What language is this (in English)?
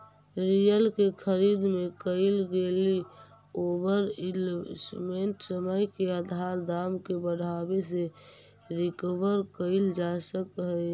Magahi